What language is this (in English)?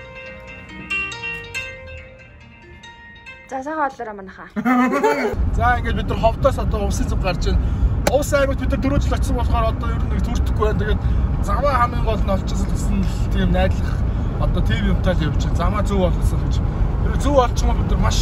Turkish